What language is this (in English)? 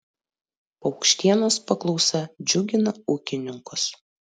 Lithuanian